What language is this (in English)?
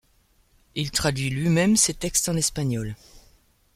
French